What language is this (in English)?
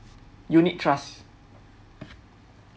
English